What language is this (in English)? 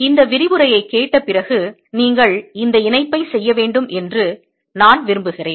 Tamil